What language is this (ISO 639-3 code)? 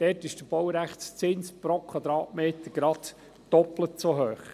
gsw